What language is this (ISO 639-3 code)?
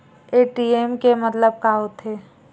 hne